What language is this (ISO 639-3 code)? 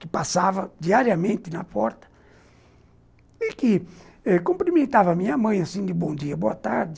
por